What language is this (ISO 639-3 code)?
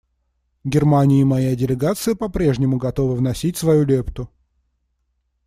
rus